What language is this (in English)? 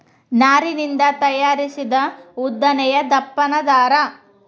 Kannada